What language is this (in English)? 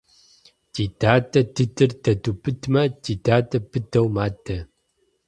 Kabardian